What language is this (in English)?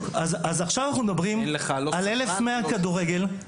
Hebrew